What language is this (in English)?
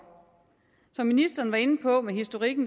Danish